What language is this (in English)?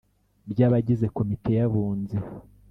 Kinyarwanda